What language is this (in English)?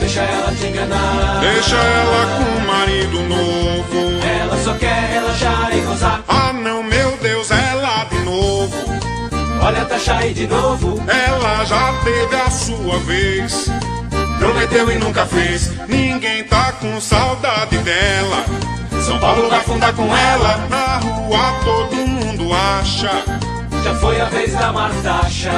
Portuguese